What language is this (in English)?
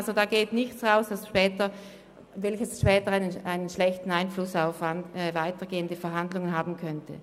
Swiss German